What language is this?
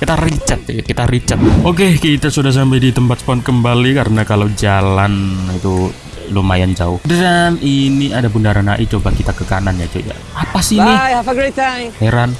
Indonesian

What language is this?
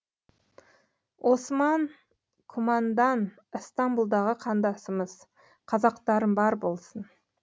Kazakh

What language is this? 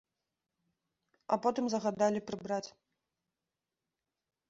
Belarusian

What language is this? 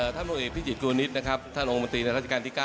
Thai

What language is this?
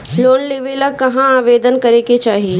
Bhojpuri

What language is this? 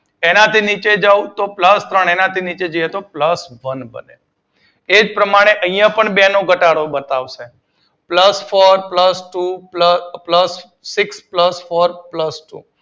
Gujarati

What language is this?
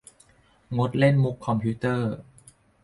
Thai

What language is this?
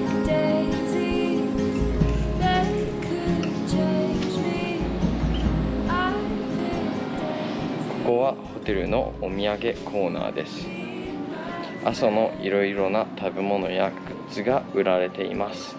Japanese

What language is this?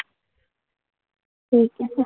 Marathi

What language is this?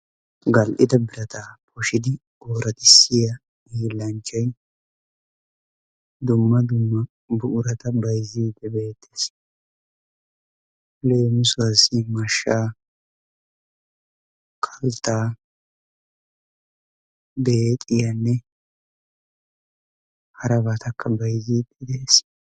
Wolaytta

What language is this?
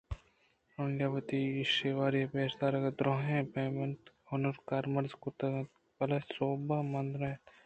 Eastern Balochi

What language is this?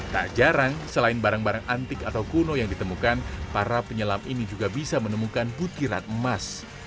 Indonesian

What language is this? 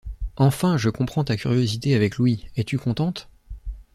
French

